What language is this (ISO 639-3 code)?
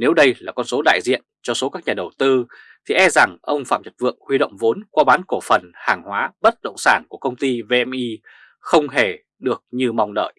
vie